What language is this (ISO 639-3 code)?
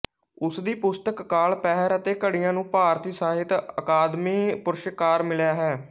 pan